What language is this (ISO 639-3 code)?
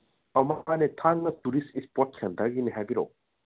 mni